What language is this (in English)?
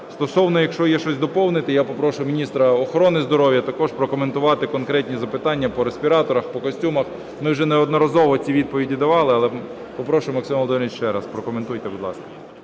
Ukrainian